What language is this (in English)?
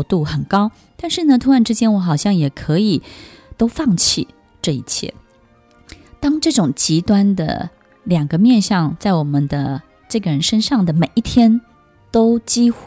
Chinese